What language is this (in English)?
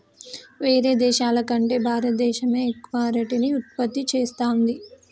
Telugu